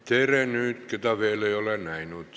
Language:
Estonian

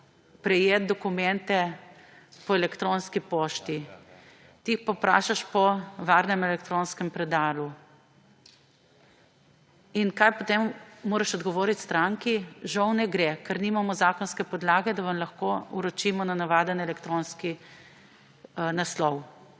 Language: Slovenian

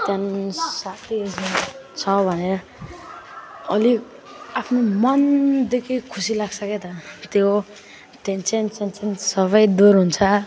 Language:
Nepali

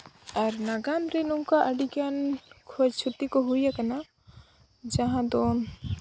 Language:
Santali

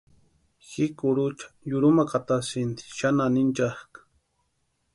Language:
Western Highland Purepecha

